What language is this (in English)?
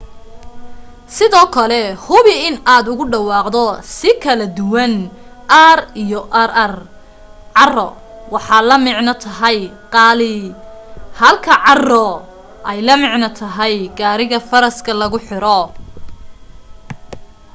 Somali